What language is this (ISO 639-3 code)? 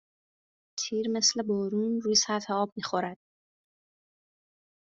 fas